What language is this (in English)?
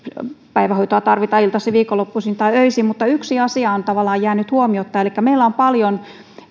Finnish